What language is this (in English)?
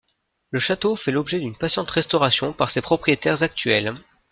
French